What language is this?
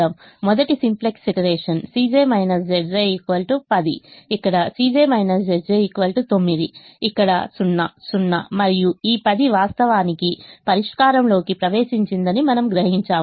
Telugu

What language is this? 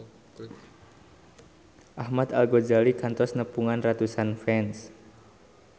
Sundanese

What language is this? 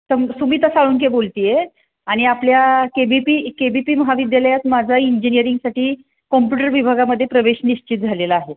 Marathi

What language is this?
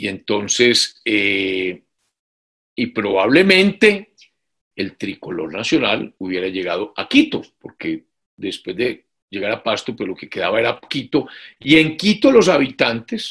Spanish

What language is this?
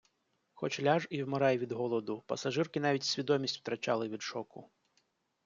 Ukrainian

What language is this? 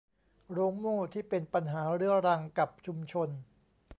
Thai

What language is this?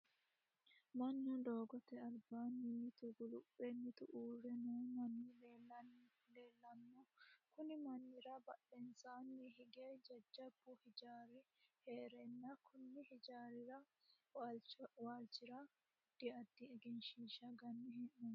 Sidamo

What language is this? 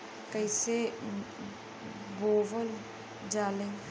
Bhojpuri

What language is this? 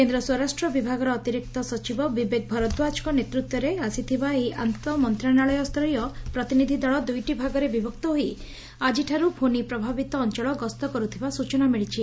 Odia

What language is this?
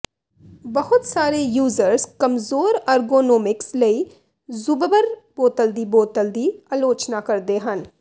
Punjabi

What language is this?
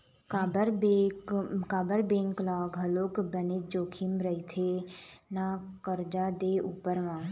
Chhattisgarhi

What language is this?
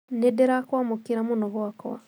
Kikuyu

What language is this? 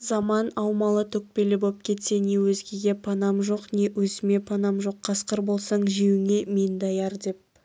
Kazakh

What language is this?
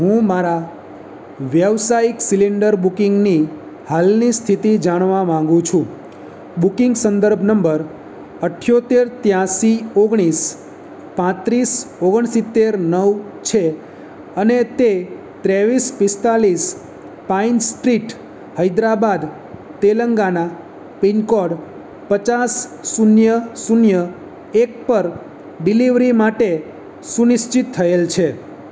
Gujarati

